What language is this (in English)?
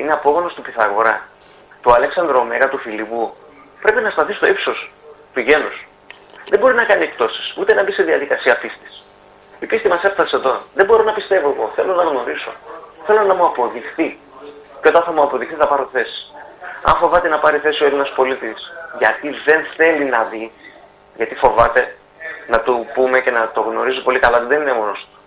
Greek